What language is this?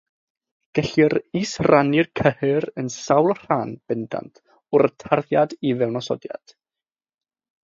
Welsh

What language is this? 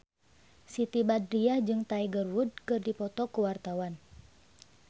Sundanese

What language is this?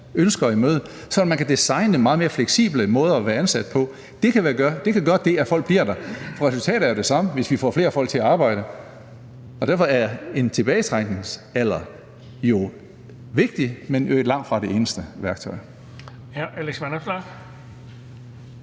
Danish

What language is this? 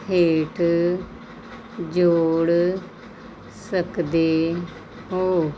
Punjabi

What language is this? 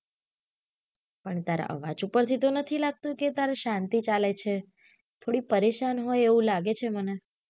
Gujarati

